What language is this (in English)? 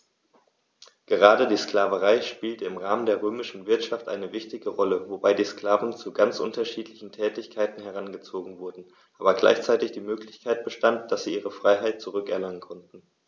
German